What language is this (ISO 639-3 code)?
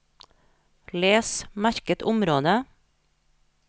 nor